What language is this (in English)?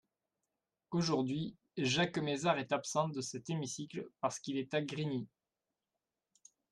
French